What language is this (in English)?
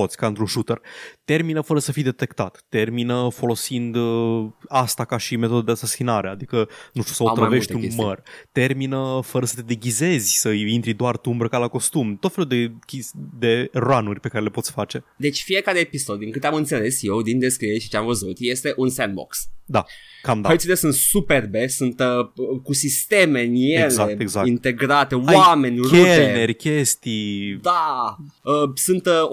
Romanian